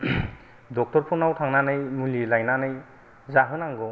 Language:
Bodo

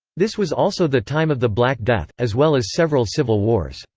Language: English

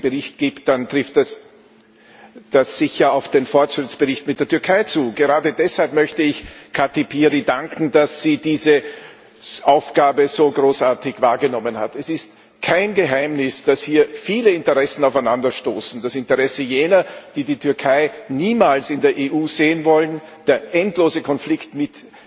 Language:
German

